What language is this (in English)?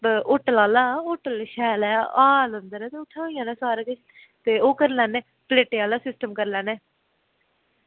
Dogri